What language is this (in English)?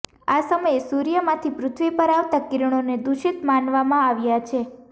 Gujarati